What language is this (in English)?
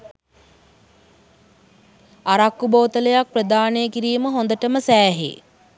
Sinhala